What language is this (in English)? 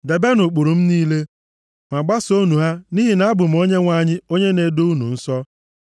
Igbo